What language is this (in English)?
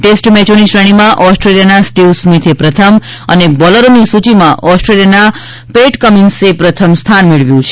Gujarati